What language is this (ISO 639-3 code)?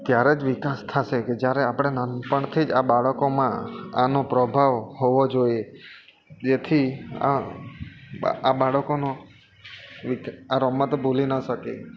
guj